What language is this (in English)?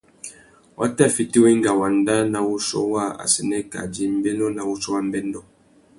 Tuki